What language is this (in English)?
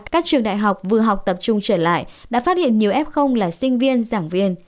Vietnamese